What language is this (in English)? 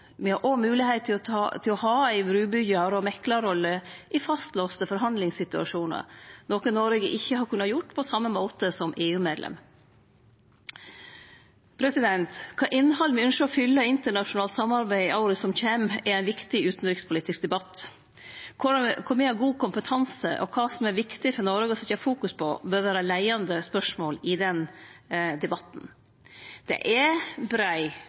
Norwegian Nynorsk